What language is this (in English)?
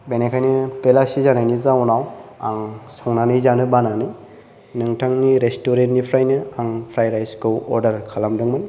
Bodo